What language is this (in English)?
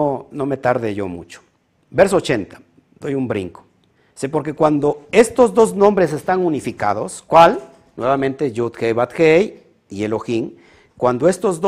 Spanish